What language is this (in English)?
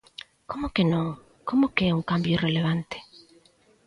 Galician